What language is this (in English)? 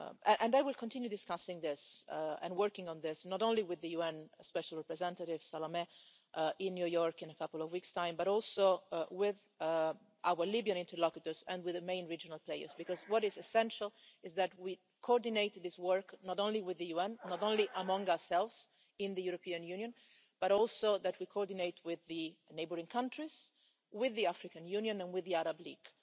English